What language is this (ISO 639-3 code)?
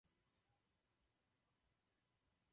ces